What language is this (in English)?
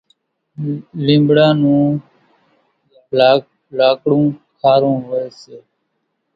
Kachi Koli